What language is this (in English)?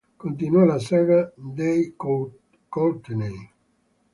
Italian